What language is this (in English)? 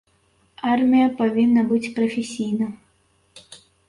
Belarusian